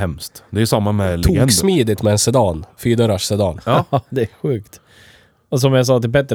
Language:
Swedish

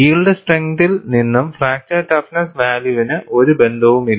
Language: Malayalam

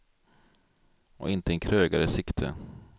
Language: Swedish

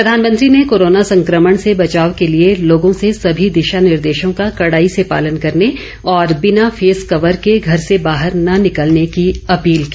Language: Hindi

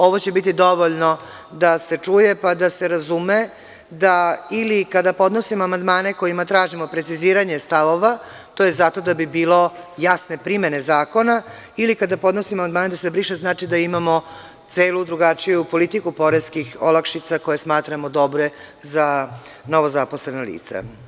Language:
Serbian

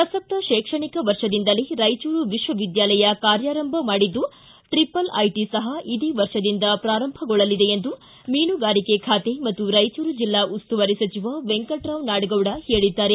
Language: Kannada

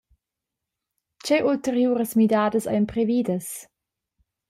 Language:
Romansh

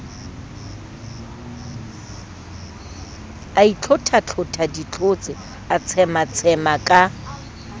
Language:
Southern Sotho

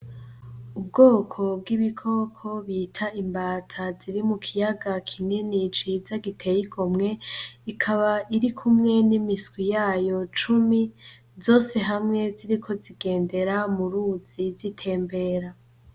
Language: Rundi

